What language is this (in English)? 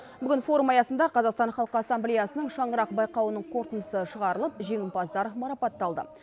Kazakh